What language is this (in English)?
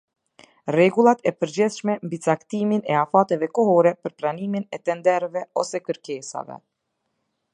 Albanian